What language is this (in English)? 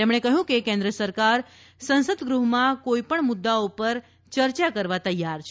Gujarati